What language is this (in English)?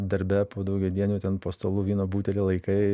Lithuanian